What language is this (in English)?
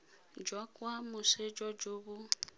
Tswana